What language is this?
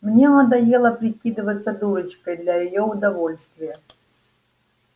Russian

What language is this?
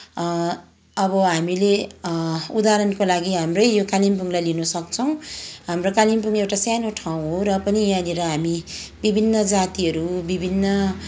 Nepali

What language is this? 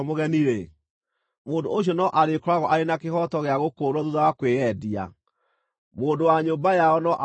Kikuyu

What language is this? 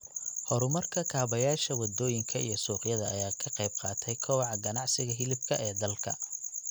Somali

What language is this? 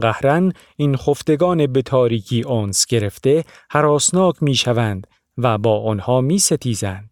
Persian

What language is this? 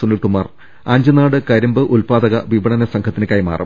Malayalam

